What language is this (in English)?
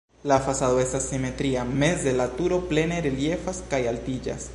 Esperanto